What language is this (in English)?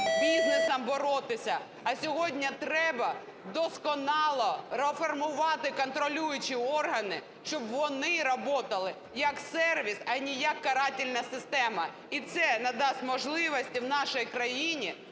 Ukrainian